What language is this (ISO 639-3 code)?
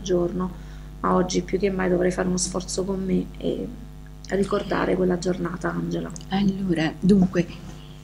ita